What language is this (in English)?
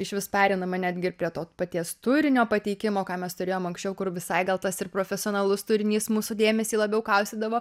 Lithuanian